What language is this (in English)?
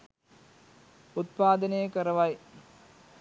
Sinhala